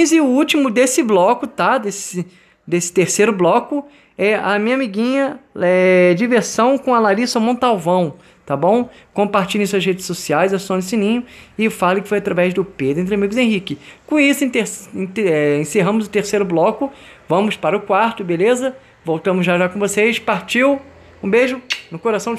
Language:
Portuguese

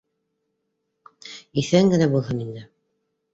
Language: Bashkir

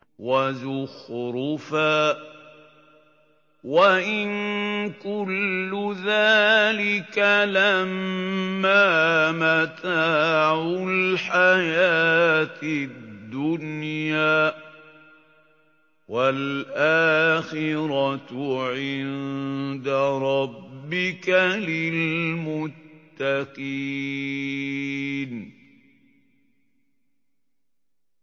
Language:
Arabic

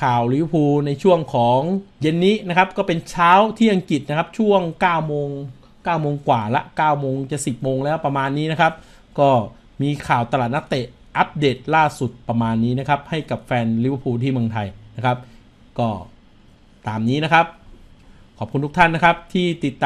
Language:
Thai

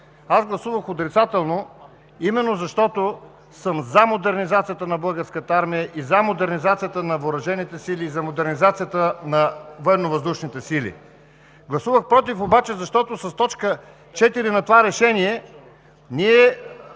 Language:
Bulgarian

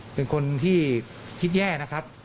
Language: Thai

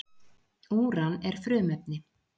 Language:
Icelandic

